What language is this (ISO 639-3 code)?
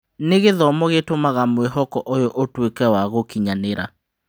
kik